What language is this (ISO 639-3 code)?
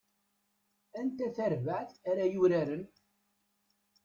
kab